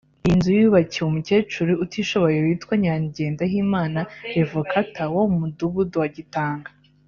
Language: Kinyarwanda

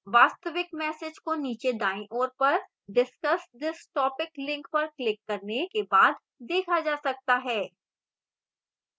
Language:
Hindi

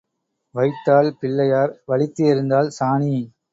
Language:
Tamil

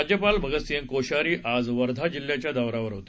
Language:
Marathi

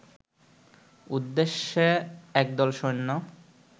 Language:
Bangla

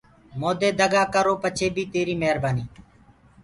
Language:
Gurgula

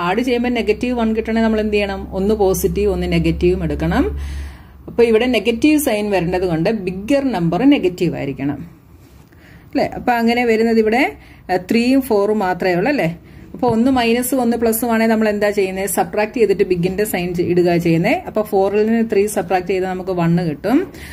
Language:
Malayalam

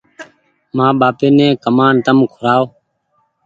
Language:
Goaria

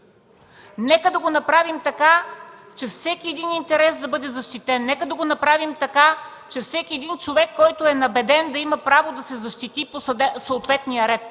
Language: Bulgarian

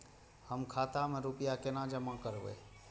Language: Maithili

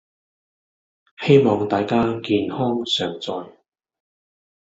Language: Cantonese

